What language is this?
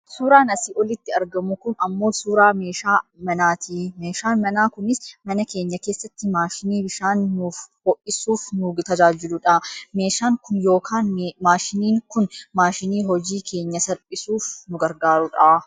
Oromo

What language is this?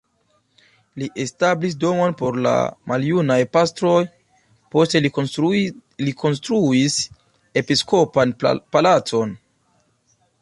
Esperanto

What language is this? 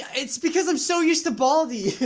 English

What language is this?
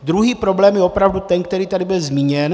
Czech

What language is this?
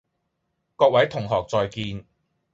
Cantonese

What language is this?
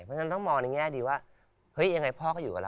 Thai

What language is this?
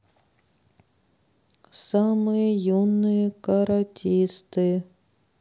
Russian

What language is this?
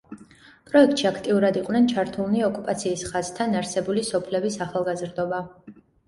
Georgian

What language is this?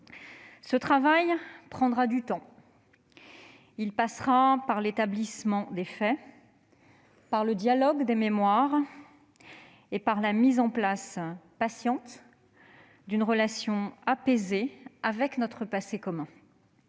French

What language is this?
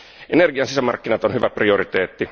Finnish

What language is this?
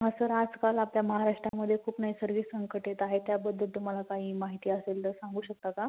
Marathi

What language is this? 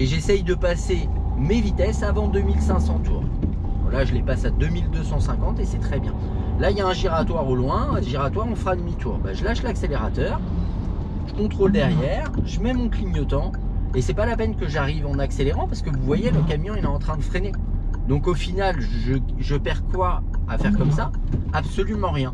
French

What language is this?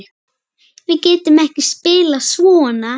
Icelandic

